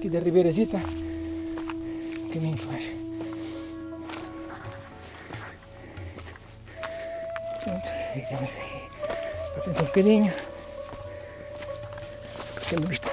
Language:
Portuguese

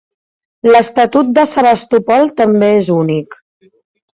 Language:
Catalan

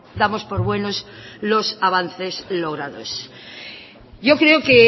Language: Spanish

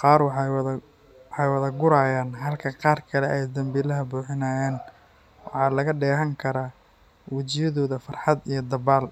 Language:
Somali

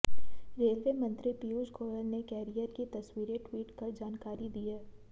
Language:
Hindi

